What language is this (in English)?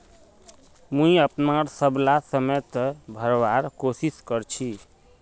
Magahi